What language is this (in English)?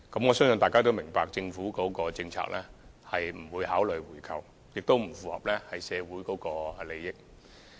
Cantonese